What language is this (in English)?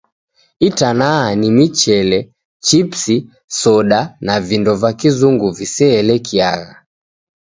Taita